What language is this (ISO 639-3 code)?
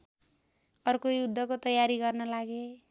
nep